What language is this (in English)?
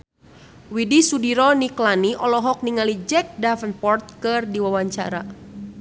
Sundanese